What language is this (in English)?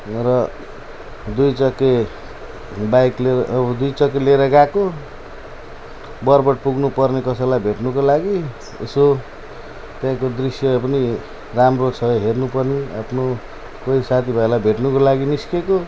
Nepali